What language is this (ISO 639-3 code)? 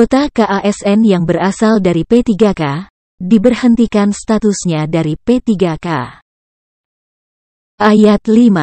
ind